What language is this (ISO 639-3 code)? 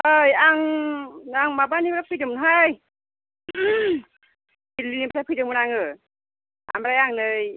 brx